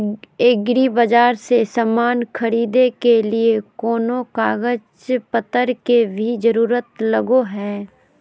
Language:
Magahi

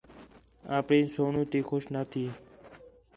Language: Khetrani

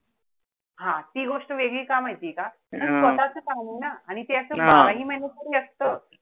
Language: Marathi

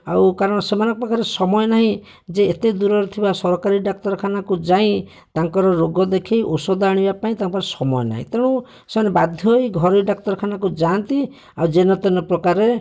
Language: Odia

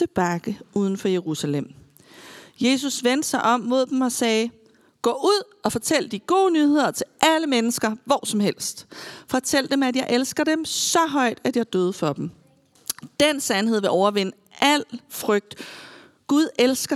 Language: Danish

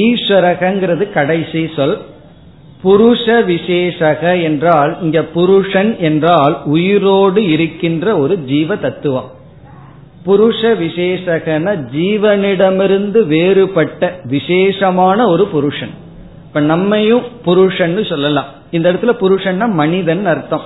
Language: Tamil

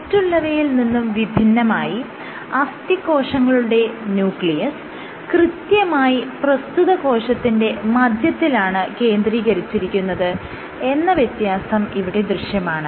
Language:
Malayalam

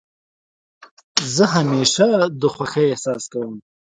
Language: Pashto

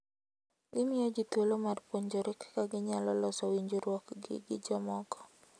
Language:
Luo (Kenya and Tanzania)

